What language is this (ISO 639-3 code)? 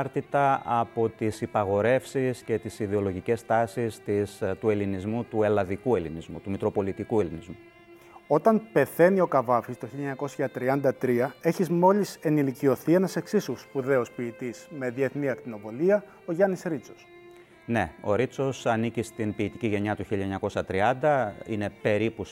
ell